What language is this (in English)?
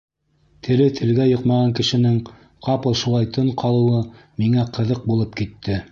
Bashkir